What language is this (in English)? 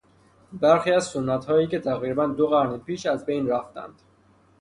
Persian